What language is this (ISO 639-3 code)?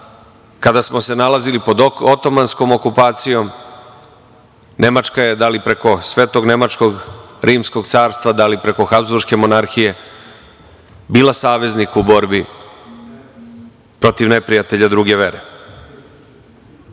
srp